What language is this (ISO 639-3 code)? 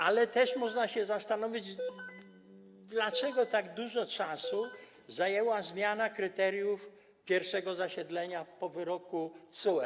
pol